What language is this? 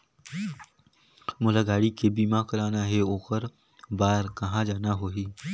Chhattisgarhi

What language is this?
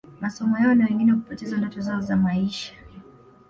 Swahili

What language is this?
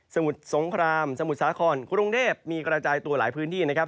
Thai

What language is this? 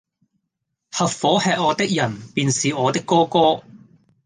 Cantonese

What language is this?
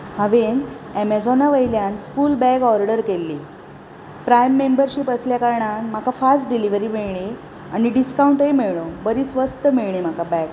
Konkani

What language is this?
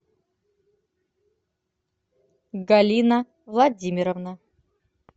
Russian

